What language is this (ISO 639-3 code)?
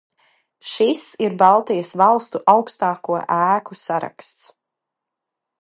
lav